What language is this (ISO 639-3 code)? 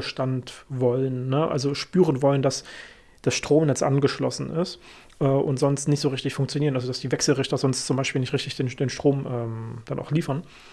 deu